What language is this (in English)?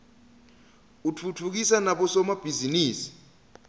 Swati